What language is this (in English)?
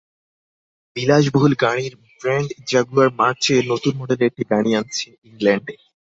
Bangla